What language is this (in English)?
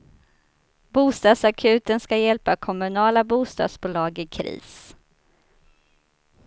Swedish